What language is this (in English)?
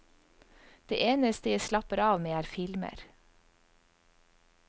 Norwegian